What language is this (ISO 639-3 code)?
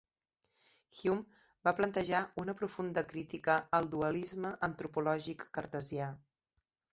cat